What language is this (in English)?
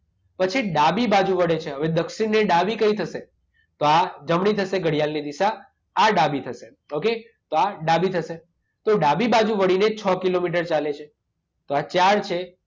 Gujarati